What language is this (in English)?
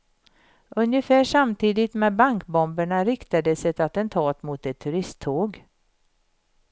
Swedish